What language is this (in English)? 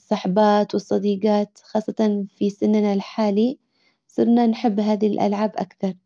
Hijazi Arabic